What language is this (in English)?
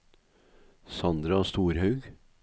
Norwegian